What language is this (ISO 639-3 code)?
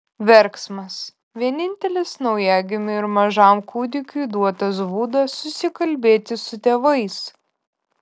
lit